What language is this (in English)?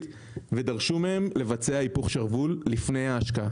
Hebrew